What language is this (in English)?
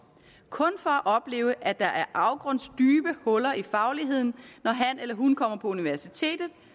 Danish